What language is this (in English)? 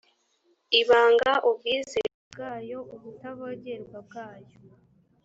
Kinyarwanda